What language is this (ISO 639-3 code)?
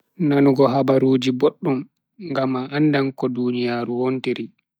fui